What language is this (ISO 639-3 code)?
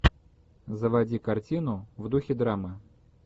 rus